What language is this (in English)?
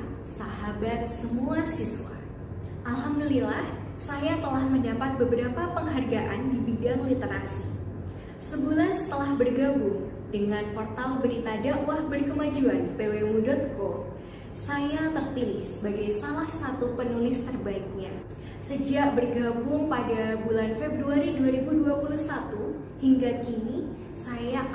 Indonesian